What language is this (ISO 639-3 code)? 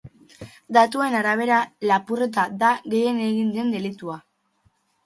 eus